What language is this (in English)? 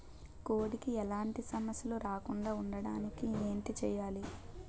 Telugu